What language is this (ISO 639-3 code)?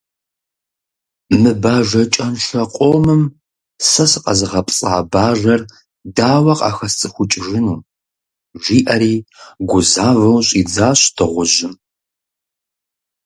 kbd